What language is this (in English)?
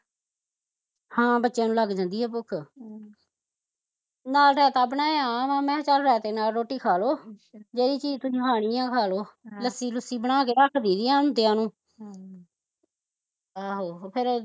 Punjabi